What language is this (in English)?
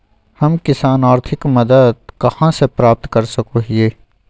Magahi